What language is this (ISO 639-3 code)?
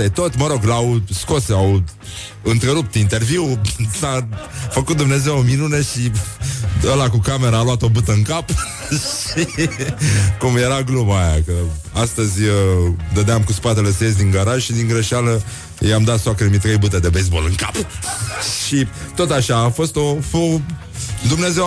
ron